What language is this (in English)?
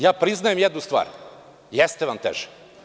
Serbian